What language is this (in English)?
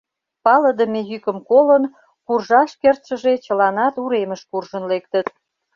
Mari